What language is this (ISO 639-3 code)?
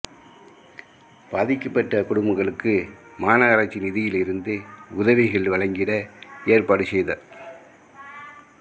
tam